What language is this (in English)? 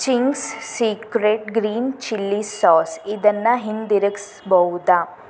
Kannada